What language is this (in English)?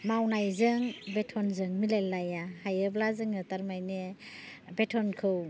Bodo